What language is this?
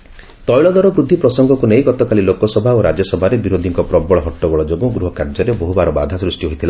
Odia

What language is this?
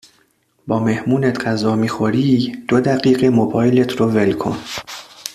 Persian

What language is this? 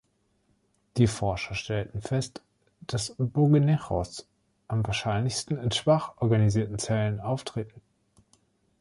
German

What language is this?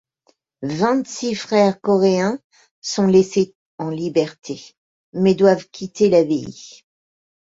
French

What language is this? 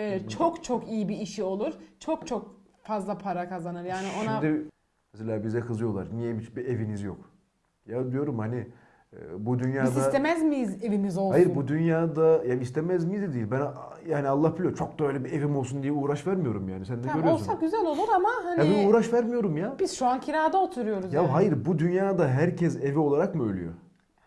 Turkish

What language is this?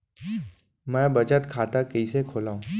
Chhattisgarhi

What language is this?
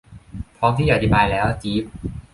Thai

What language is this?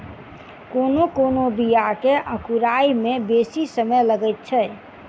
Maithili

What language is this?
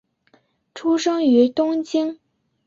Chinese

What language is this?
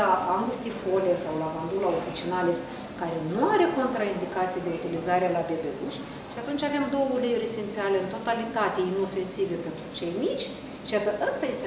Romanian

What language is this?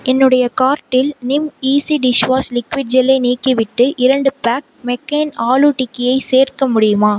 Tamil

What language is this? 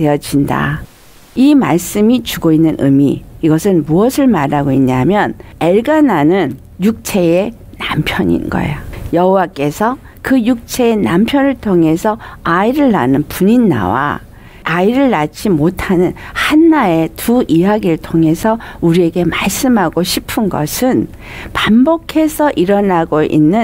Korean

